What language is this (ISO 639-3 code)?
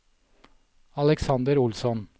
nor